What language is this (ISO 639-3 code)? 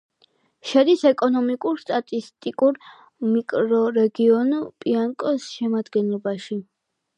kat